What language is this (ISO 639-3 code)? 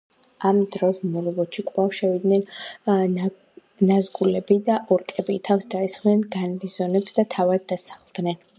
kat